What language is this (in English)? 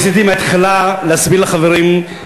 Hebrew